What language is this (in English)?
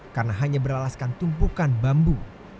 Indonesian